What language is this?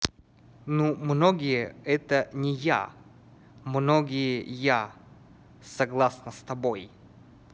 Russian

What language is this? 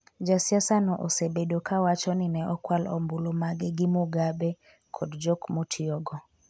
Luo (Kenya and Tanzania)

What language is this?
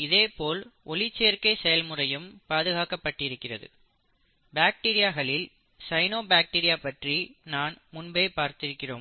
Tamil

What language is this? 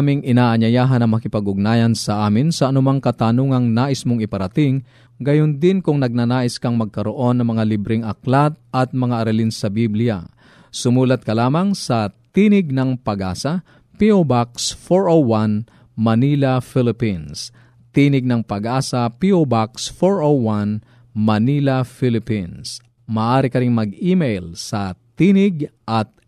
Filipino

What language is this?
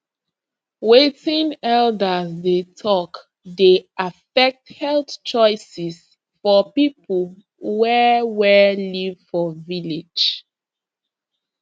Nigerian Pidgin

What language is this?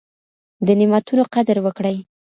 Pashto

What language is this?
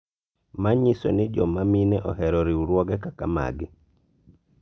Luo (Kenya and Tanzania)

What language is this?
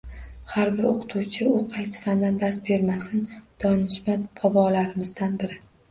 Uzbek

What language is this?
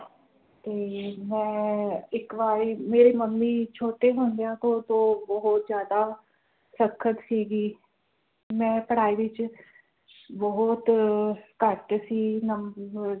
Punjabi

